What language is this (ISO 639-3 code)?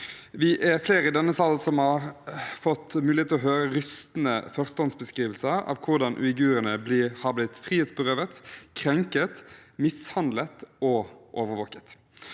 nor